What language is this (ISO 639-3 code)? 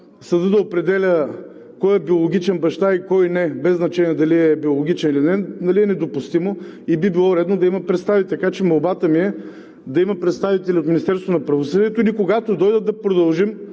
bul